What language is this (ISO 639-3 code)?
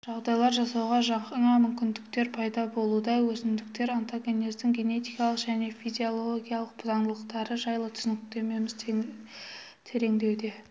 kaz